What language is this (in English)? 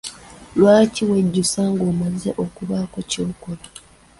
Ganda